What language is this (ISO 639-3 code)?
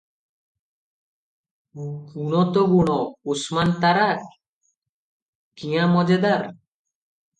ori